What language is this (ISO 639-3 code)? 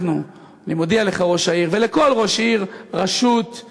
heb